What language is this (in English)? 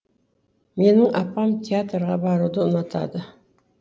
Kazakh